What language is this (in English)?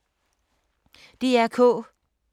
Danish